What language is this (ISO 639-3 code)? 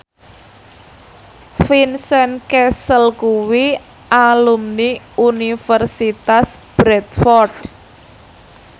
jav